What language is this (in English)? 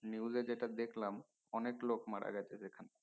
Bangla